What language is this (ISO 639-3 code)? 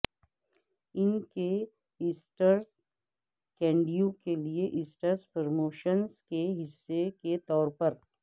urd